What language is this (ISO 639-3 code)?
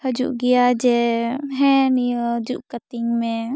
sat